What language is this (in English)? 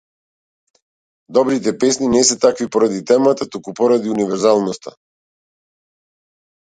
Macedonian